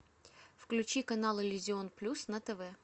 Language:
Russian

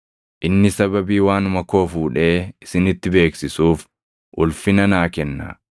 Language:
Oromo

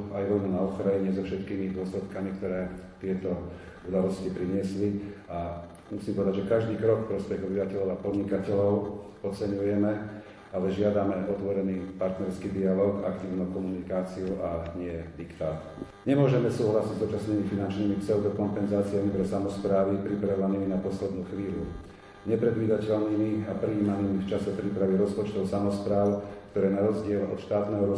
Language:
Slovak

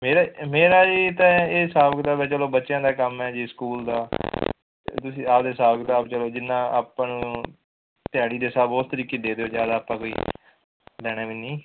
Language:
Punjabi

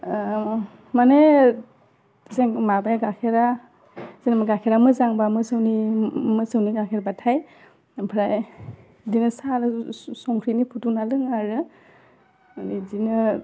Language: Bodo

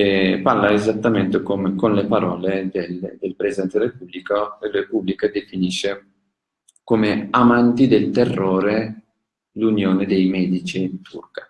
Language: Italian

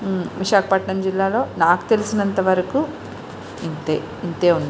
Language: Telugu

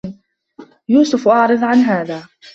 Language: Arabic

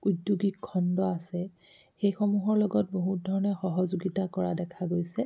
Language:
Assamese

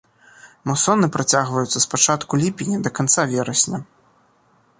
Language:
Belarusian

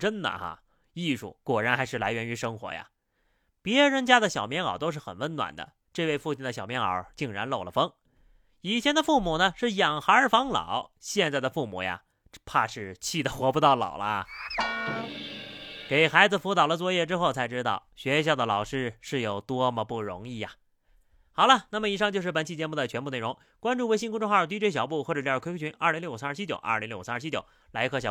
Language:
Chinese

